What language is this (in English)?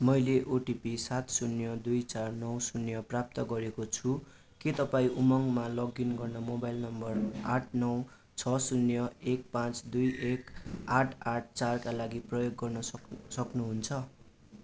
Nepali